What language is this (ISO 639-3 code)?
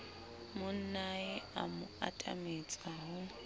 sot